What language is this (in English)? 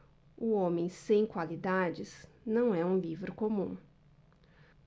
Portuguese